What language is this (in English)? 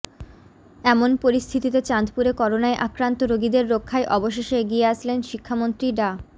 Bangla